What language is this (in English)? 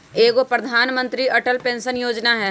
Magahi